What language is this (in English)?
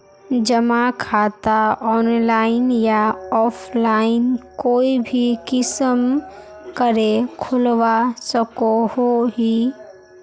Magahi